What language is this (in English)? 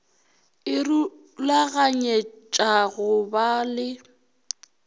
Northern Sotho